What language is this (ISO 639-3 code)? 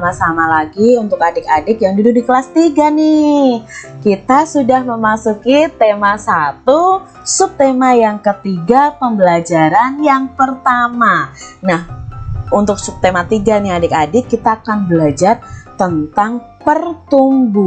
ind